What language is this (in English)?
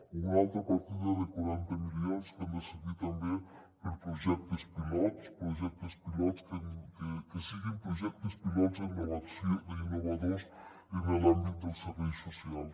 Catalan